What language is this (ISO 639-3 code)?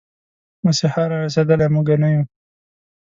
pus